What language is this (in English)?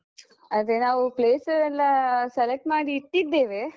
Kannada